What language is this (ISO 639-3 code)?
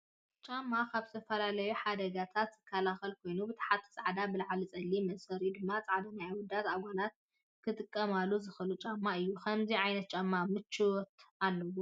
tir